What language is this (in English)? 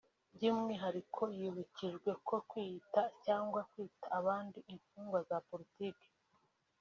Kinyarwanda